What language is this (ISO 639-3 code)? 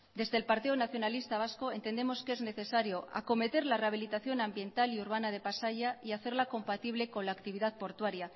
spa